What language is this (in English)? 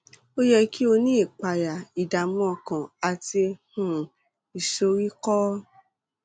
Yoruba